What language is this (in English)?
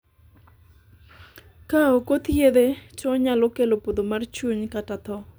Luo (Kenya and Tanzania)